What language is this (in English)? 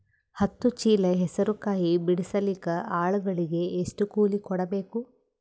Kannada